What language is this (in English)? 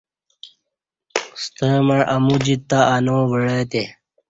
Kati